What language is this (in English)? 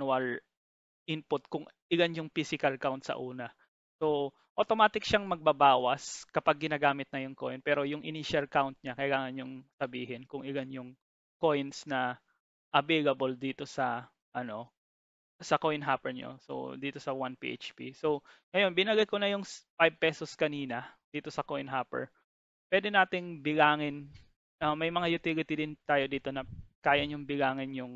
Filipino